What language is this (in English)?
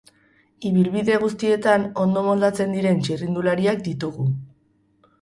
Basque